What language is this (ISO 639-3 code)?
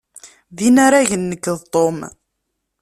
kab